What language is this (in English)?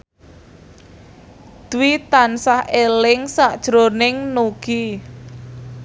Javanese